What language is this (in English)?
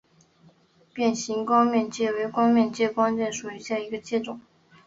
Chinese